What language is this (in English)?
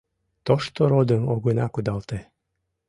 Mari